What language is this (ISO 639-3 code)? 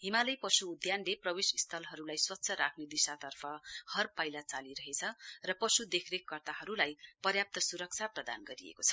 nep